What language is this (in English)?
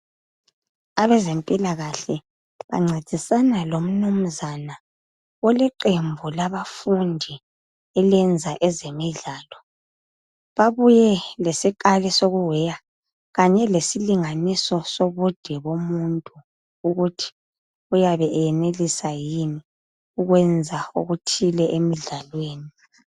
North Ndebele